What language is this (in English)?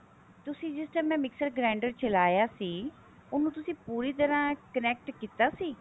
Punjabi